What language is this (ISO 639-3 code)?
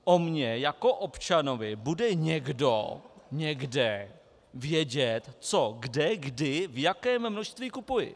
ces